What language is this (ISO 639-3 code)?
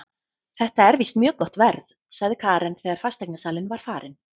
isl